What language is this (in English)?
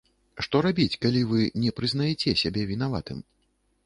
Belarusian